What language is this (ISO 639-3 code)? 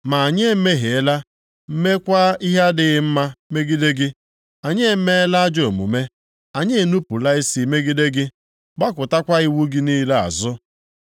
ibo